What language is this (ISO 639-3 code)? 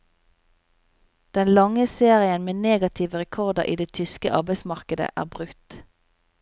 nor